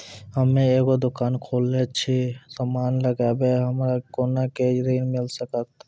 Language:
Maithili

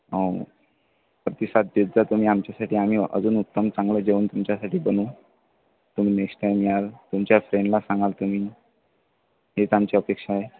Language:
Marathi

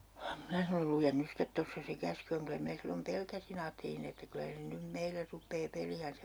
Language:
Finnish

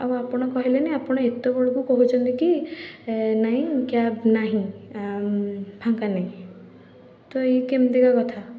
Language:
Odia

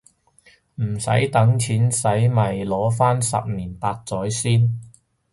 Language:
Cantonese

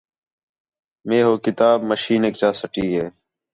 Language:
Khetrani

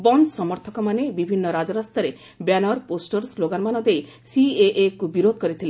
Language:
Odia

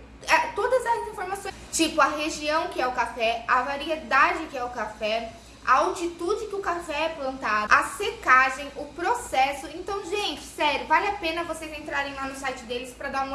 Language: Portuguese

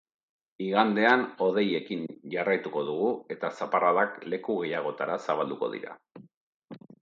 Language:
Basque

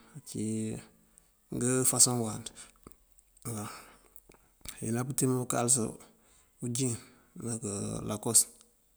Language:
Mandjak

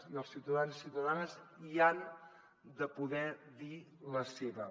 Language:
Catalan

